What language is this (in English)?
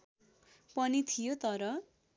Nepali